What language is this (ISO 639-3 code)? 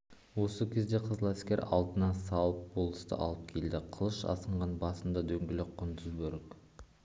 kaz